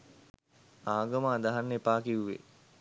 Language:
Sinhala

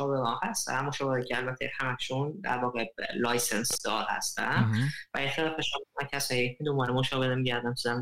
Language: Persian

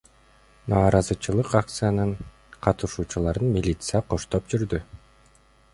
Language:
Kyrgyz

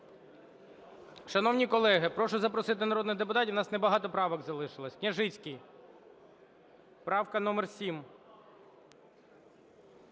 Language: Ukrainian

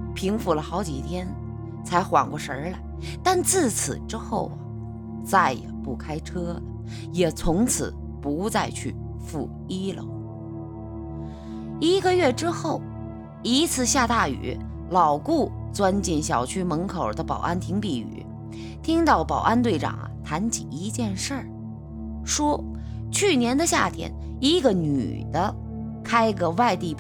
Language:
Chinese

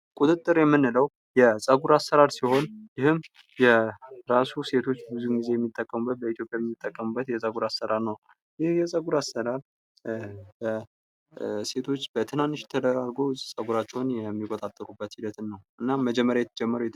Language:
Amharic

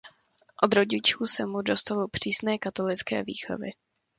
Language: Czech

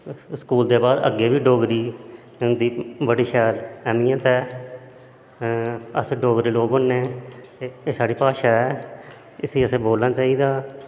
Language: Dogri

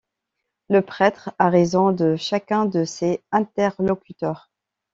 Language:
French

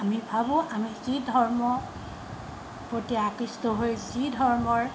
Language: Assamese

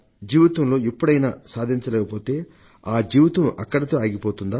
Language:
Telugu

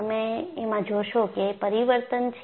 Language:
Gujarati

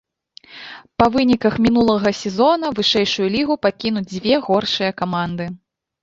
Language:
Belarusian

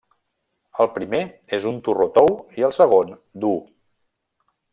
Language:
Catalan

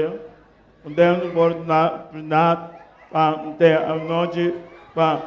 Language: Portuguese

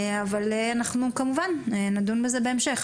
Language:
Hebrew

